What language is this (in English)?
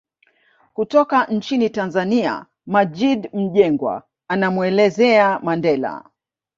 Swahili